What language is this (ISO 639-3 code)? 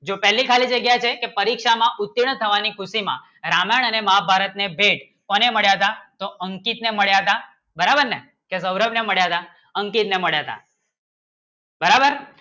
guj